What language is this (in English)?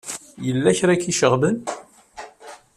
Kabyle